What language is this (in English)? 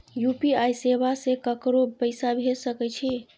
Maithili